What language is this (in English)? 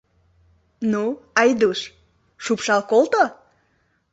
Mari